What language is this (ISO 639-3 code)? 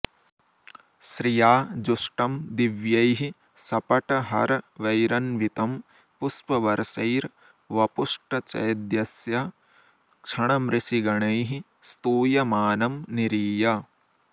san